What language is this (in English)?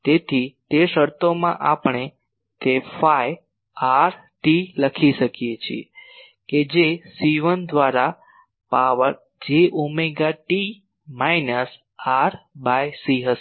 Gujarati